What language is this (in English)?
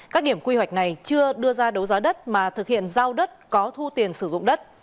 Vietnamese